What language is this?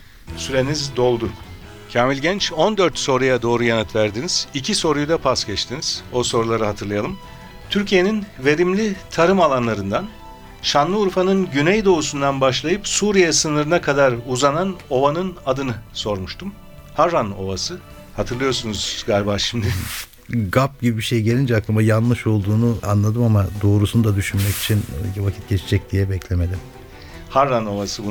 Turkish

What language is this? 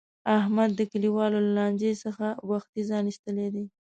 Pashto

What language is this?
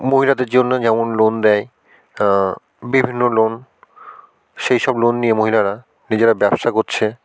Bangla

